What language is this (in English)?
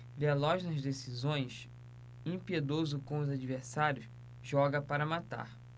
Portuguese